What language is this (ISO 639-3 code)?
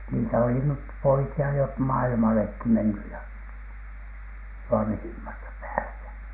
fin